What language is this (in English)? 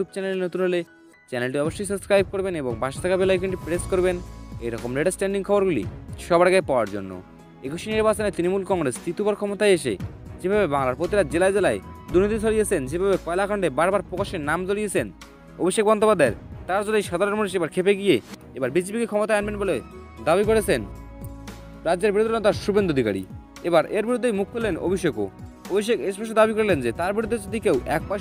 Romanian